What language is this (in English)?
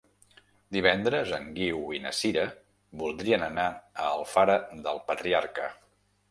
Catalan